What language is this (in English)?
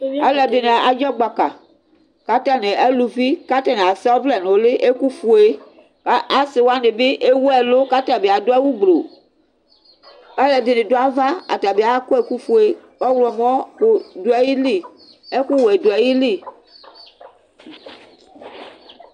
Ikposo